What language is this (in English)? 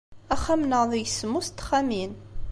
Kabyle